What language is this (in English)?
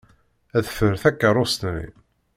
Kabyle